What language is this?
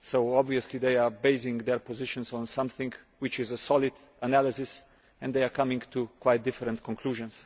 English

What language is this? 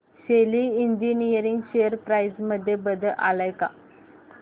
Marathi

